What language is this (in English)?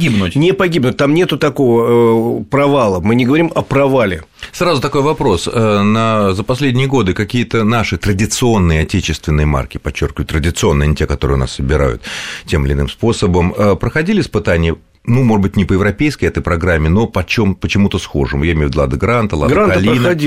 Russian